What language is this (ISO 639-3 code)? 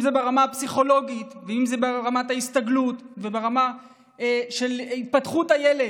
heb